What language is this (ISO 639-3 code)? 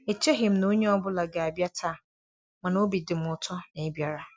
ibo